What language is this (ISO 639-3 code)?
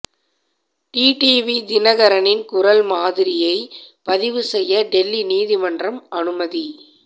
tam